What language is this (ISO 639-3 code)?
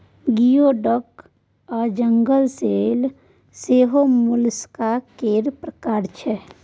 mai